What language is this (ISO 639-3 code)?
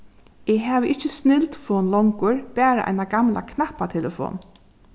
fao